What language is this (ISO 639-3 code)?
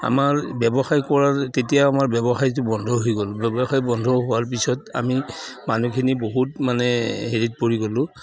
asm